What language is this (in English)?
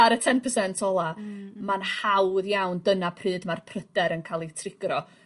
Welsh